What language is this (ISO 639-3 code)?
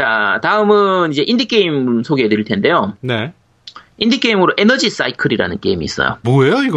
kor